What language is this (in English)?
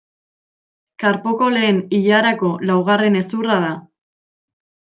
Basque